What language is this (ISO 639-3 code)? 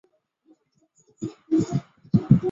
zho